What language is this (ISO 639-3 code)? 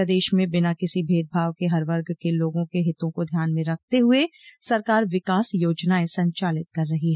hin